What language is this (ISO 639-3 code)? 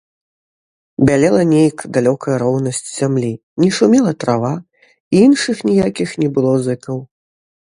bel